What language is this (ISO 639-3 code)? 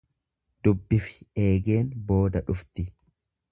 orm